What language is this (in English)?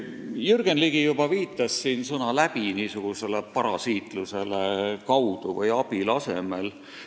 Estonian